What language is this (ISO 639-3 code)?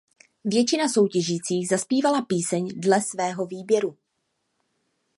ces